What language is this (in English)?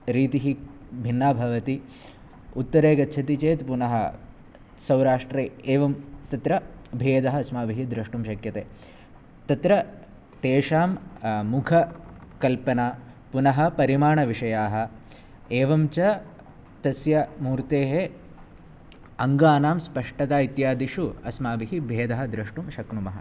Sanskrit